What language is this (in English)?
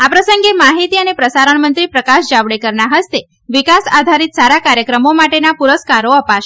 Gujarati